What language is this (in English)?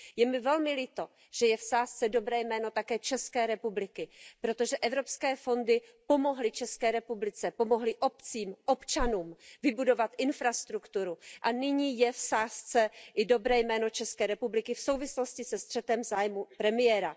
Czech